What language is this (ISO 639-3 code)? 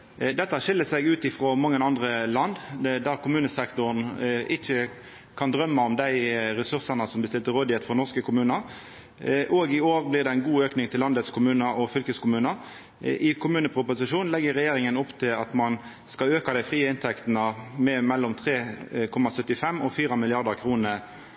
nno